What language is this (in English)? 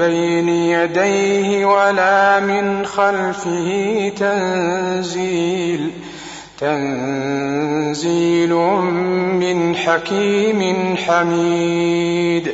Arabic